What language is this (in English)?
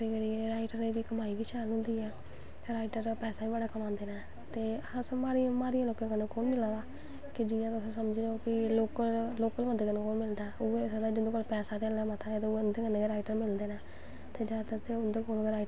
Dogri